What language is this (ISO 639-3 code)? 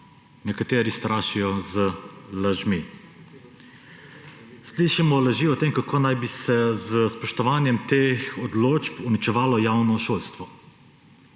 slv